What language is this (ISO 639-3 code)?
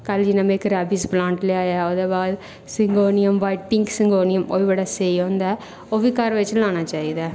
doi